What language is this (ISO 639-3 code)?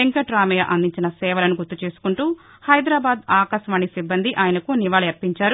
tel